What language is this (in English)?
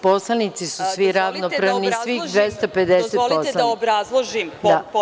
Serbian